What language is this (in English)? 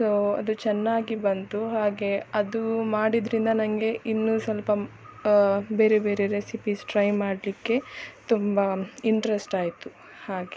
Kannada